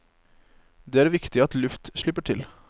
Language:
Norwegian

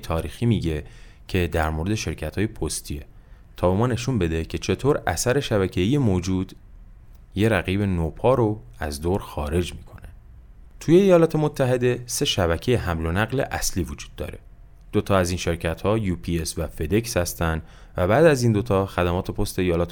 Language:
Persian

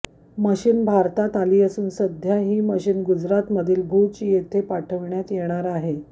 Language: Marathi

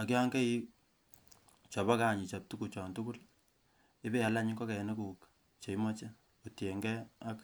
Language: Kalenjin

